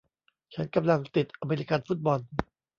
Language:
Thai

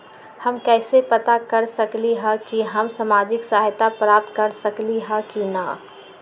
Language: Magahi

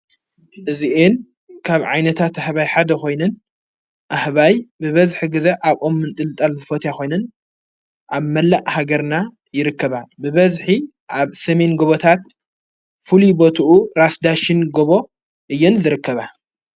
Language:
Tigrinya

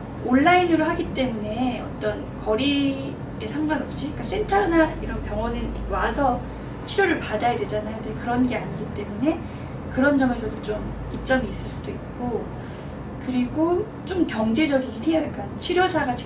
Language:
Korean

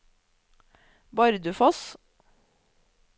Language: Norwegian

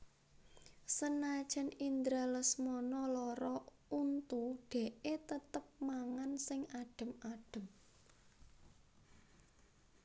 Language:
Javanese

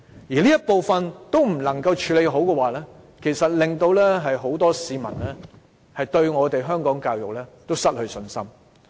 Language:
Cantonese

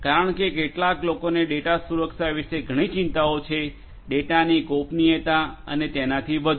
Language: Gujarati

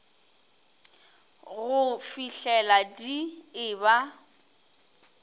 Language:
Northern Sotho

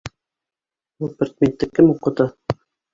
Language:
Bashkir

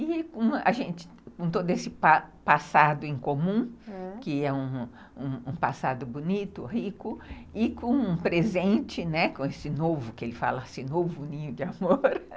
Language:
Portuguese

